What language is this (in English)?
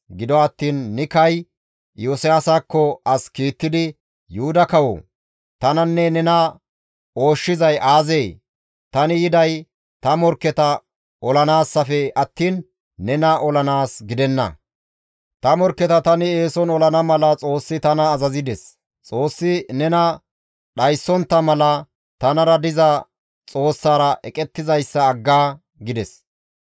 Gamo